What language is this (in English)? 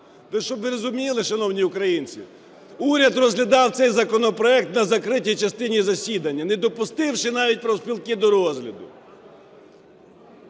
Ukrainian